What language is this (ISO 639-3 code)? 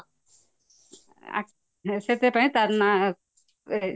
ori